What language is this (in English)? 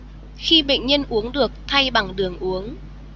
Vietnamese